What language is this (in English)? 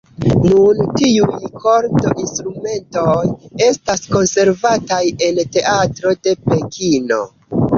Esperanto